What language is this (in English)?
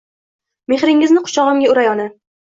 Uzbek